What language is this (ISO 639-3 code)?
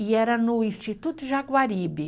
por